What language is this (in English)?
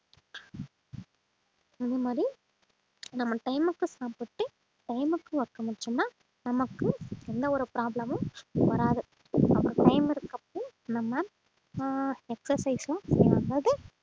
Tamil